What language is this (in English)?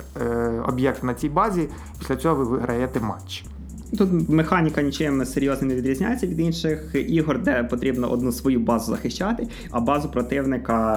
Ukrainian